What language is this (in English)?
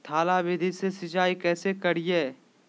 Magahi